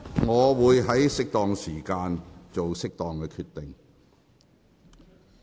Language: Cantonese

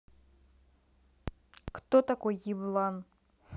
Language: Russian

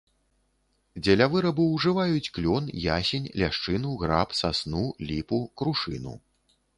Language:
Belarusian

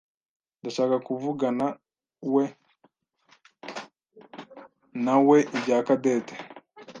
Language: Kinyarwanda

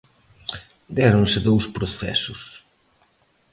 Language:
Galician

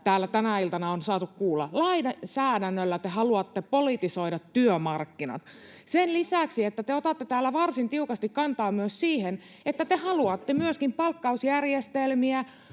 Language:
Finnish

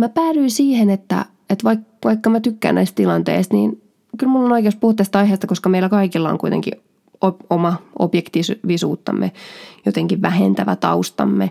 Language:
Finnish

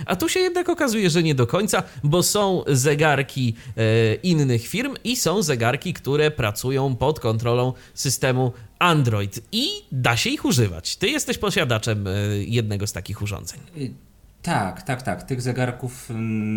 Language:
Polish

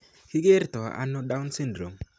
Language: Kalenjin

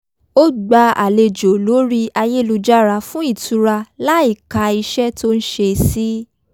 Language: Yoruba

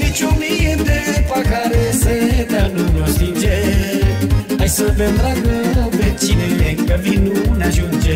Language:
Romanian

